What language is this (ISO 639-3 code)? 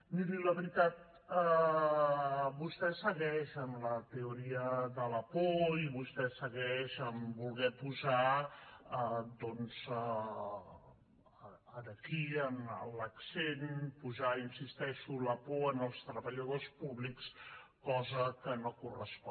cat